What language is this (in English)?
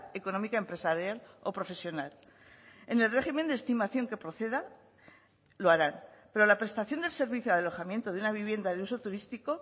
Spanish